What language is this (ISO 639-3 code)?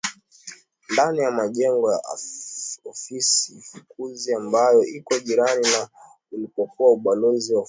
swa